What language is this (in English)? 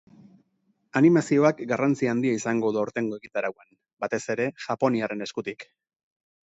Basque